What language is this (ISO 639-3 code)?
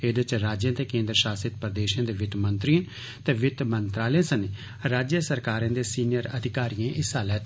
doi